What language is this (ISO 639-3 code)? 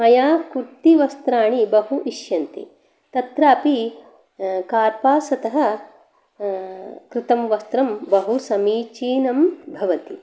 san